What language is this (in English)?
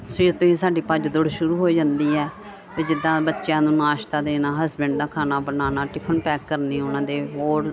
Punjabi